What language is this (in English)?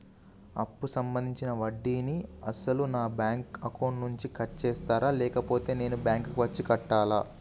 Telugu